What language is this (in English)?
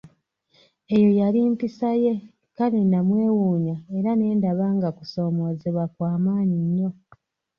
Ganda